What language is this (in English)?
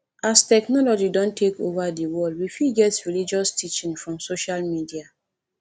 Nigerian Pidgin